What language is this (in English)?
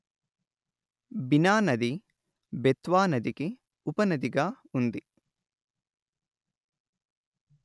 Telugu